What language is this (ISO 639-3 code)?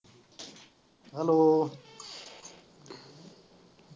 pan